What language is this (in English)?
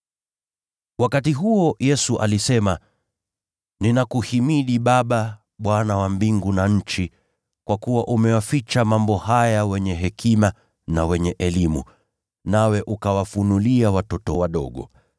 Swahili